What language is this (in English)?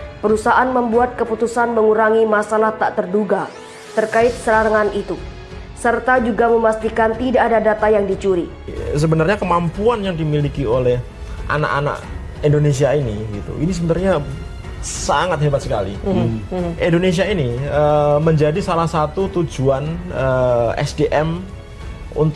Indonesian